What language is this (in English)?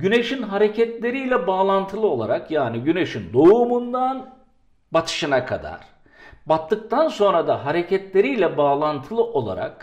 Turkish